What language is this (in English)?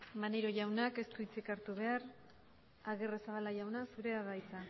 Basque